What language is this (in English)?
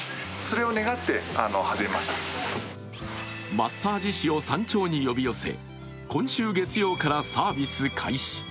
Japanese